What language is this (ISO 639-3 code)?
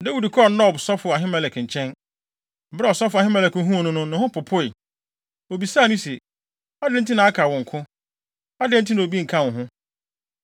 aka